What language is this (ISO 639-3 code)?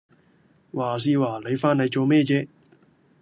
yue